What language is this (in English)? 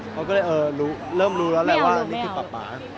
Thai